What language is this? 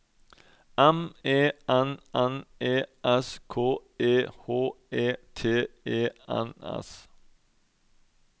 Norwegian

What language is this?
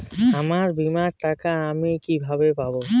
Bangla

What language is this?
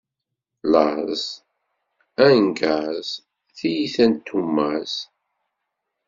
Kabyle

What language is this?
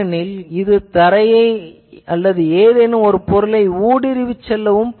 Tamil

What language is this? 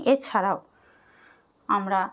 Bangla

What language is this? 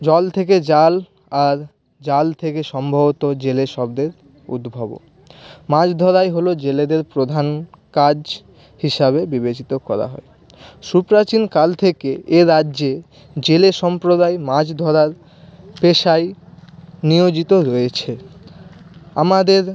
Bangla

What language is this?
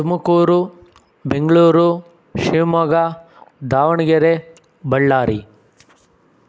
Kannada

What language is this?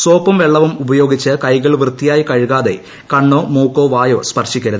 Malayalam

